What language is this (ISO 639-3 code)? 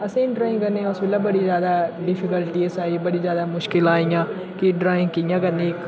doi